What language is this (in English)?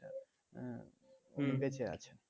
Bangla